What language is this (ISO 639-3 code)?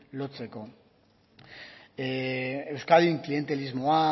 eus